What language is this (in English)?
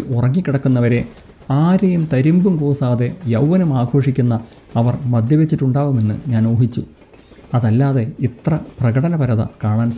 Malayalam